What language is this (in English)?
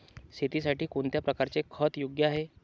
Marathi